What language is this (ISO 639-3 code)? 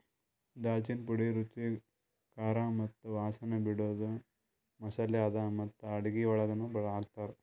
kan